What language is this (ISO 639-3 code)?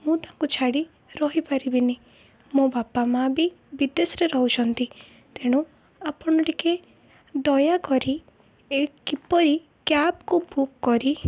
ori